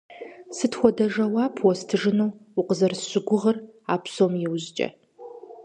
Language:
Kabardian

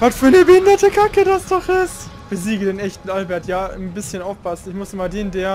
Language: German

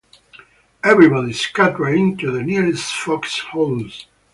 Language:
English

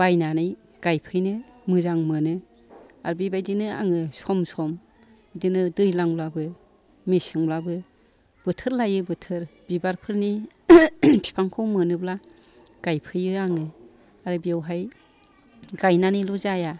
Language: Bodo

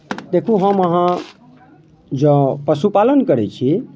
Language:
Maithili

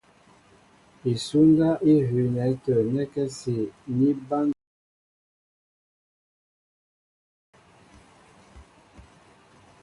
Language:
Mbo (Cameroon)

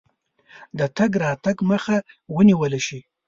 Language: Pashto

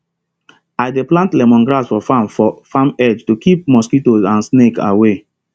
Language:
Nigerian Pidgin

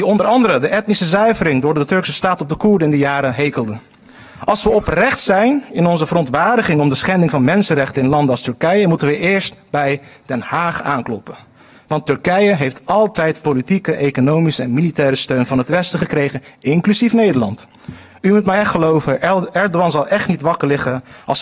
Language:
Dutch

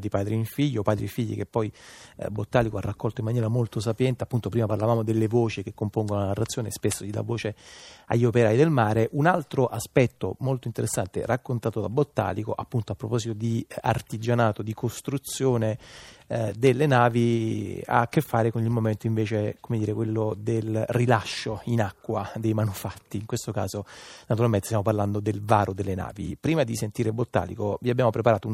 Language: Italian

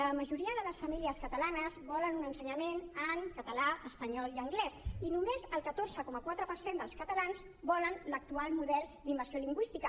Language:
Catalan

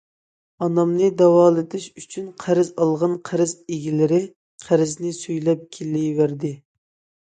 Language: Uyghur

